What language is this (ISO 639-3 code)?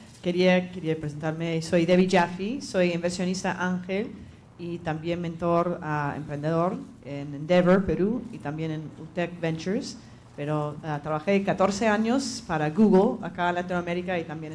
spa